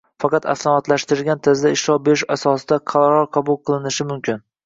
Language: Uzbek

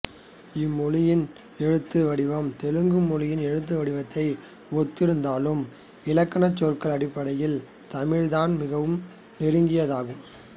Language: Tamil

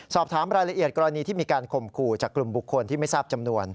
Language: Thai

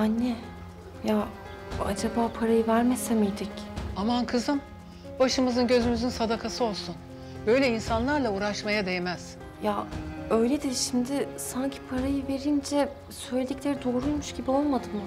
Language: Turkish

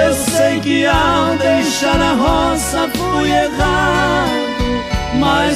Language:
Portuguese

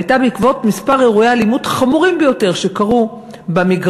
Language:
Hebrew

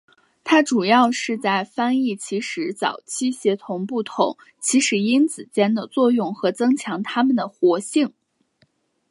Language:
Chinese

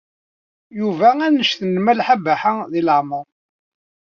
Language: Kabyle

